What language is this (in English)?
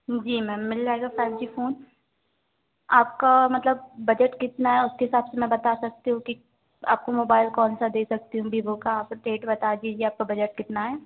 Hindi